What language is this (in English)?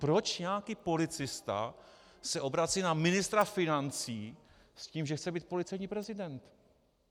Czech